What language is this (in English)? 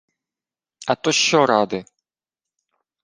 Ukrainian